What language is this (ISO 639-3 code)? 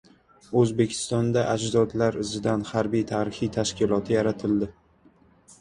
uzb